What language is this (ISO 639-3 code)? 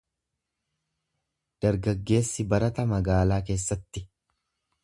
orm